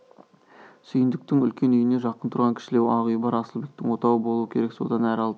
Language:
Kazakh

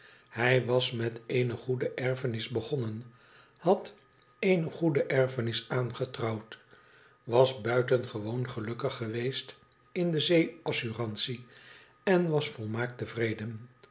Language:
Dutch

